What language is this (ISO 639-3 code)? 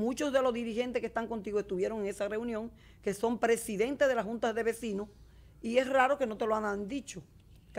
spa